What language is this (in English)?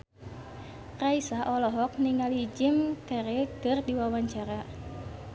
Sundanese